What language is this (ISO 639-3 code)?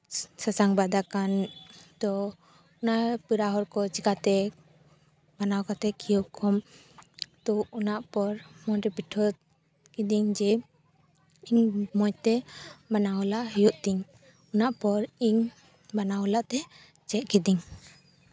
sat